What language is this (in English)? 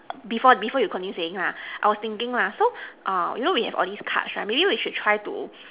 English